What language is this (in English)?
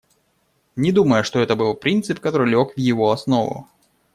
Russian